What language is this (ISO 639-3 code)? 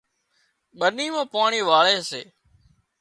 kxp